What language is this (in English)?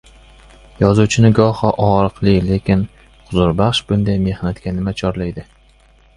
Uzbek